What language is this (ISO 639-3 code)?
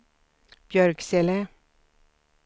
swe